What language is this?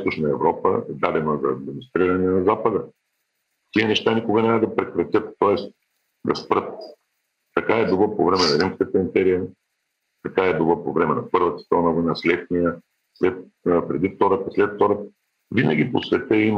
Bulgarian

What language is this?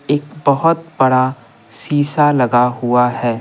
Hindi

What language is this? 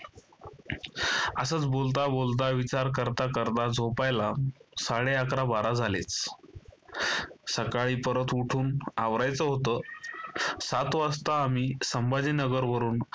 Marathi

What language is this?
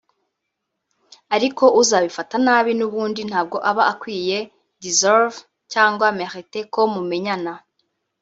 Kinyarwanda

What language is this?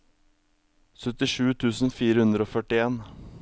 Norwegian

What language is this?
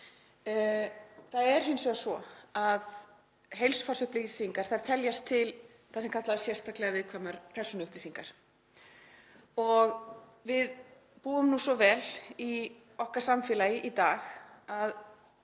Icelandic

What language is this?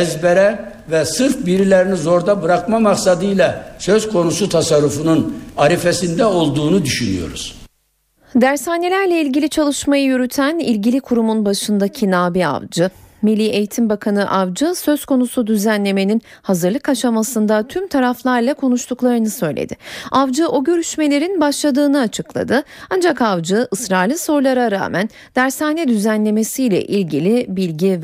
Turkish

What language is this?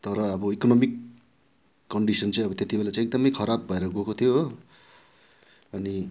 Nepali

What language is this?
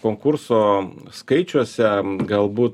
Lithuanian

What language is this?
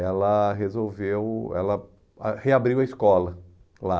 Portuguese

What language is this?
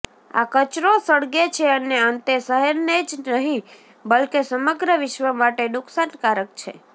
Gujarati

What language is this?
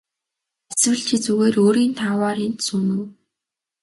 Mongolian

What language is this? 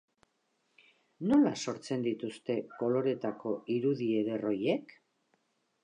Basque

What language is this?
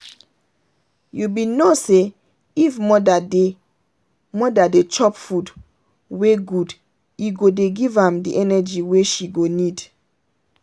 Nigerian Pidgin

